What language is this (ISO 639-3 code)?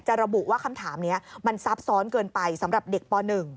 tha